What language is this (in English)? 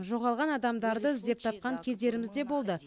Kazakh